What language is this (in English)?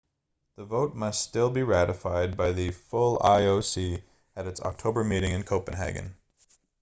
English